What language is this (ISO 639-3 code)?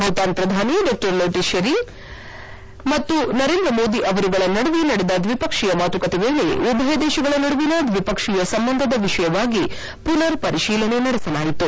kan